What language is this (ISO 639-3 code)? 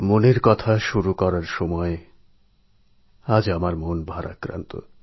ben